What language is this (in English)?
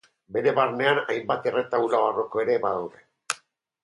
Basque